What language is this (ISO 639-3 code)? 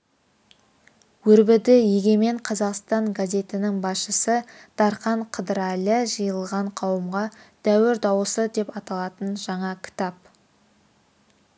kaz